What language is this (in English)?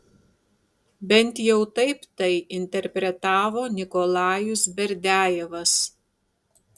Lithuanian